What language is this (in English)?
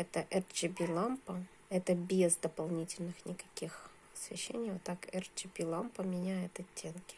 Russian